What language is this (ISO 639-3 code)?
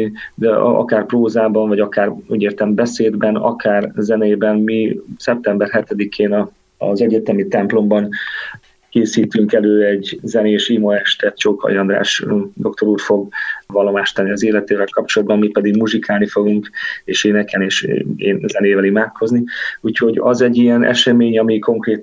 hun